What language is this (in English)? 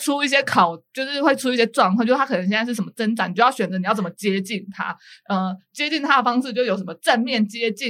Chinese